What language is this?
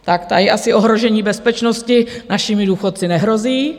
Czech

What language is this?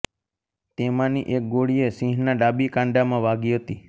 Gujarati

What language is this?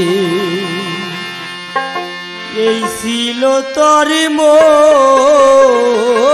Hindi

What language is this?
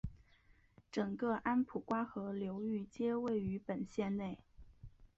Chinese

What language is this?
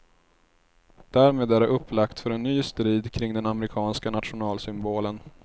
Swedish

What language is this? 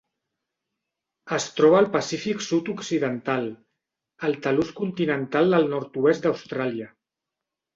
Catalan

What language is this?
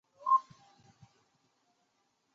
Chinese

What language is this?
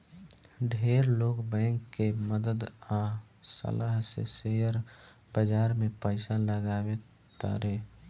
Bhojpuri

